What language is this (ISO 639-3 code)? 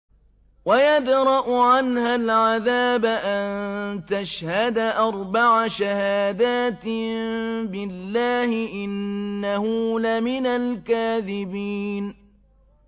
ara